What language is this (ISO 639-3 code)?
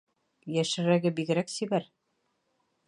bak